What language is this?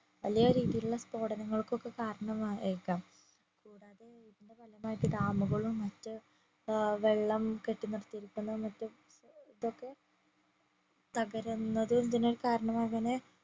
Malayalam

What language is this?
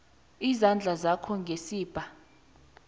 South Ndebele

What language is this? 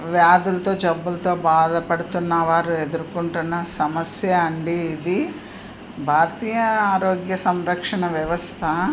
Telugu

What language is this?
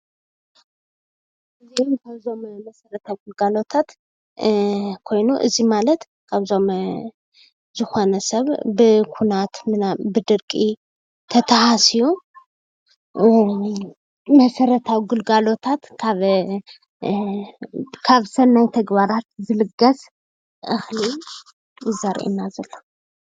Tigrinya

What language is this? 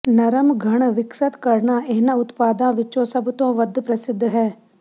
Punjabi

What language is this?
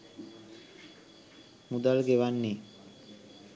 Sinhala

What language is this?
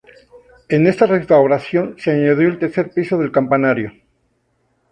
Spanish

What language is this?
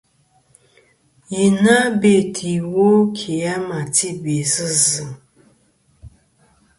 Kom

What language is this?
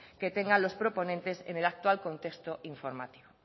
Spanish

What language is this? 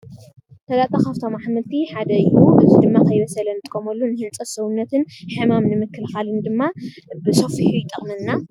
Tigrinya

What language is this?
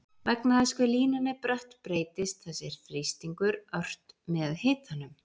Icelandic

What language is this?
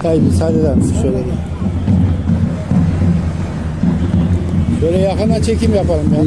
Turkish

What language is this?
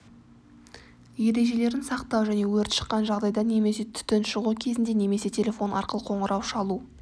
Kazakh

